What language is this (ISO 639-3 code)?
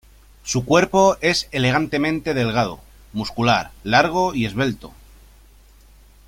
spa